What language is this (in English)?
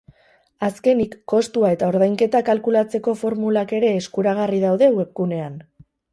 Basque